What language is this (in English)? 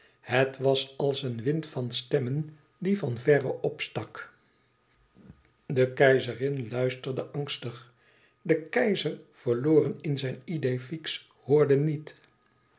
Dutch